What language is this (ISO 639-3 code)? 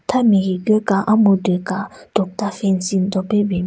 nre